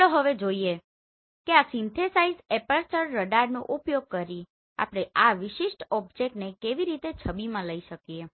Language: Gujarati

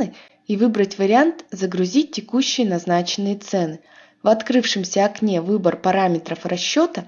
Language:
Russian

